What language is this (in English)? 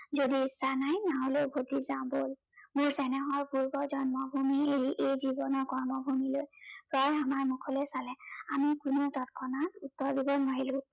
Assamese